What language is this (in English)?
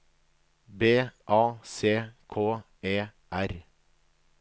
Norwegian